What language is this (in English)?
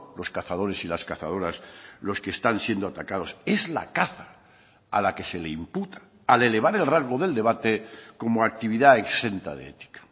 Spanish